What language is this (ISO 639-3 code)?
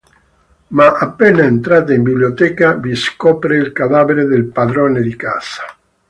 ita